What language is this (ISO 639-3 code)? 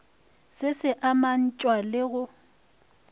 nso